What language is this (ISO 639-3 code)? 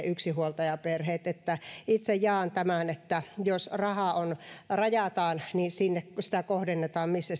fin